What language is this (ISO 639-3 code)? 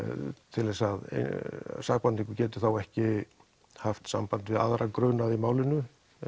isl